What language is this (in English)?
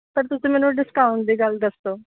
Punjabi